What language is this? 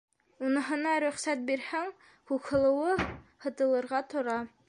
Bashkir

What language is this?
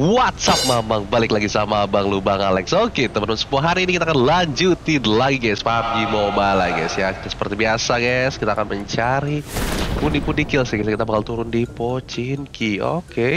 Indonesian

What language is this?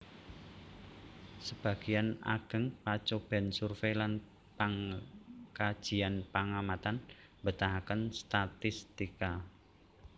Javanese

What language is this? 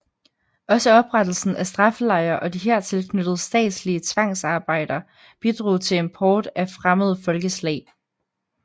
Danish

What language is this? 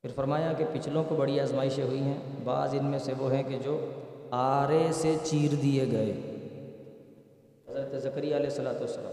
Urdu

